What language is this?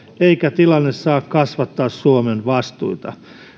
Finnish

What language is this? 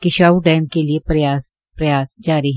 Hindi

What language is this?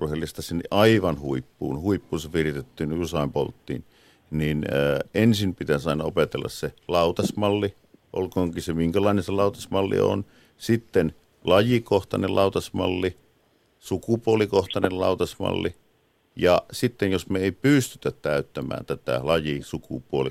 Finnish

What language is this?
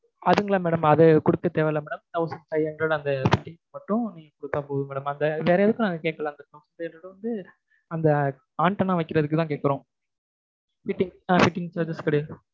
Tamil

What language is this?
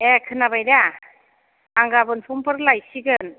Bodo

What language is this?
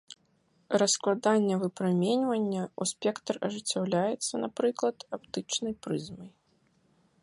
Belarusian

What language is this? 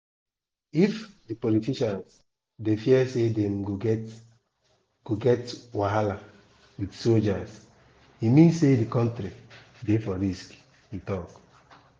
Nigerian Pidgin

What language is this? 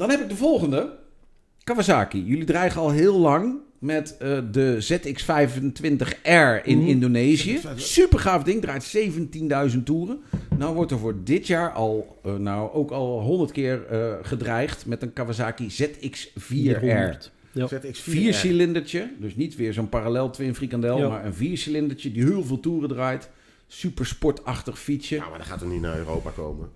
Dutch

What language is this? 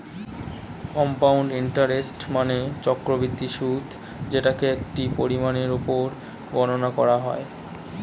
Bangla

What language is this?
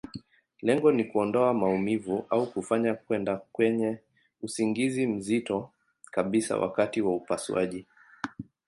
Swahili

